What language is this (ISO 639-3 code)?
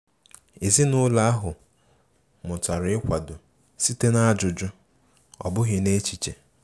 ibo